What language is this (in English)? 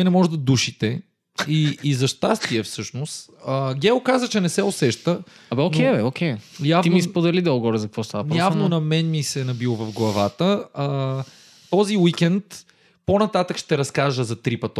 Bulgarian